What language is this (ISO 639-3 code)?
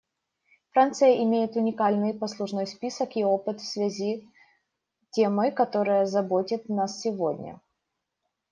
rus